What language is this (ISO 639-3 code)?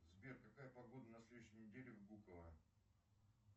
rus